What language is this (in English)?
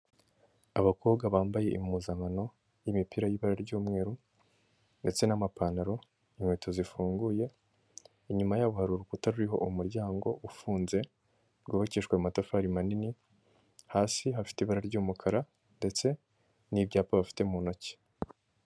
Kinyarwanda